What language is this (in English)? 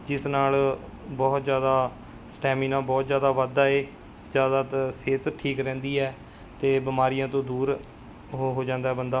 Punjabi